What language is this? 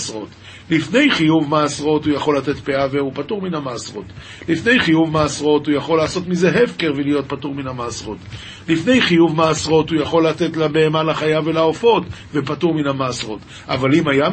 Hebrew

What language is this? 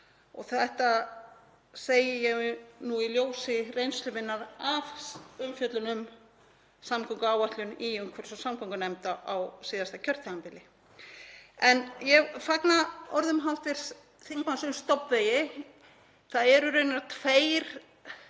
Icelandic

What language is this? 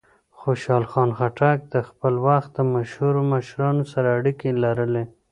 Pashto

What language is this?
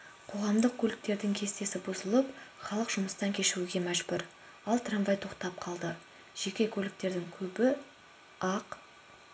Kazakh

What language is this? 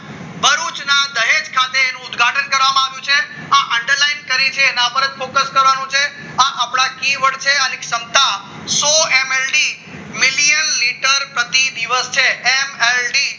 Gujarati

